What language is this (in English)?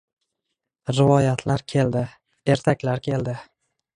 Uzbek